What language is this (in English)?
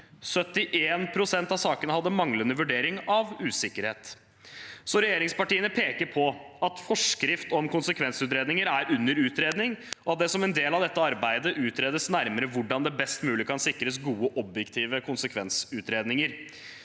Norwegian